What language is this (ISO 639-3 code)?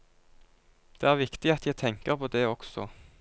nor